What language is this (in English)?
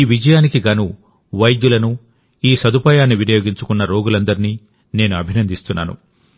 Telugu